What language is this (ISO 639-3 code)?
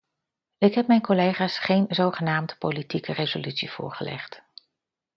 nld